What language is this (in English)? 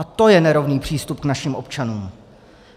Czech